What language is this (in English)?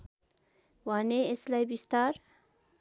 Nepali